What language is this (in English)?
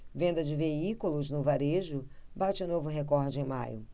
Portuguese